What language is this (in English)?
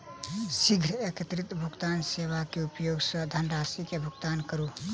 Maithili